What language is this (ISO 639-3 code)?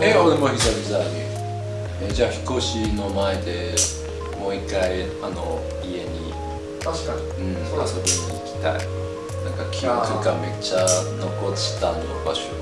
jpn